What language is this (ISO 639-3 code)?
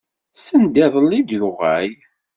kab